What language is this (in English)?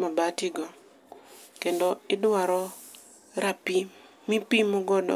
Luo (Kenya and Tanzania)